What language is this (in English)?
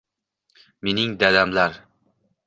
Uzbek